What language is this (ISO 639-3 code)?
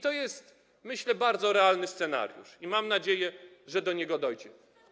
pol